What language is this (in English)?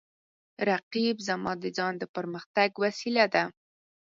Pashto